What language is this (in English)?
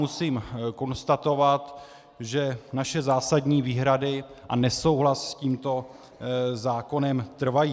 Czech